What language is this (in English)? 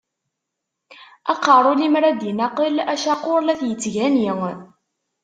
Kabyle